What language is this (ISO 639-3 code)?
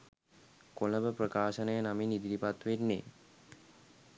sin